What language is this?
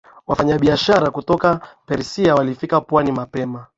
Swahili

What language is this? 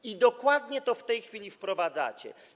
Polish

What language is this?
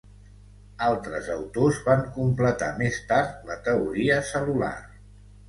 Catalan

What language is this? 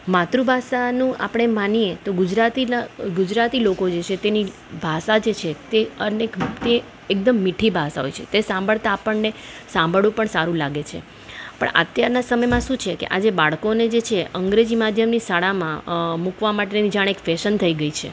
Gujarati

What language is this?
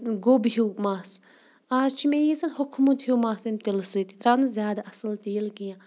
Kashmiri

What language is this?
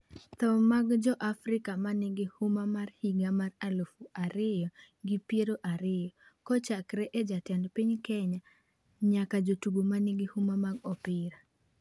Luo (Kenya and Tanzania)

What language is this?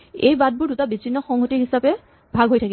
Assamese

